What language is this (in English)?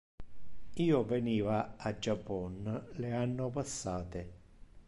Interlingua